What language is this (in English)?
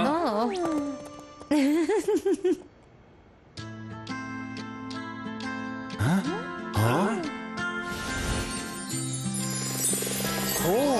Romanian